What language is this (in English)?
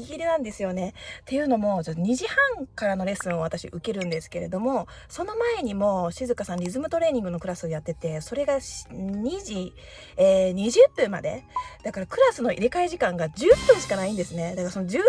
Japanese